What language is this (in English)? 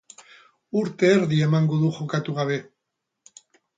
Basque